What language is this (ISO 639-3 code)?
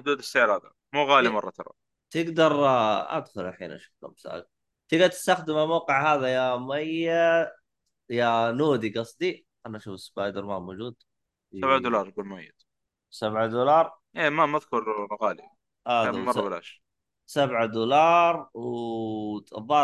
ara